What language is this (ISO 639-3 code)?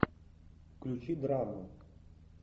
rus